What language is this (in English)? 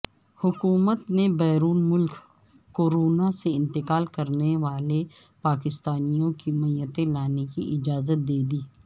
Urdu